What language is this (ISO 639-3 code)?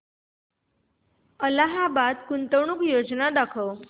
mar